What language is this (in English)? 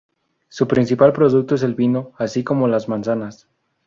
Spanish